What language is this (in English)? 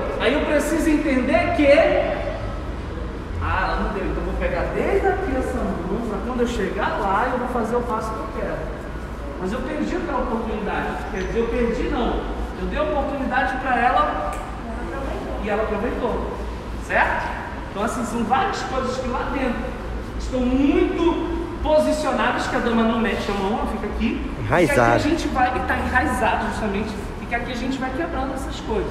Portuguese